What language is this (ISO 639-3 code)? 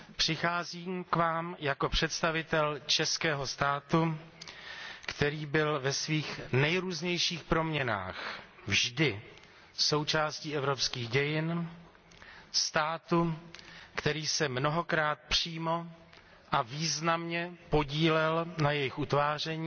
ces